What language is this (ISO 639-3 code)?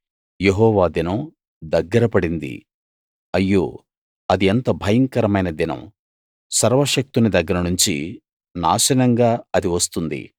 tel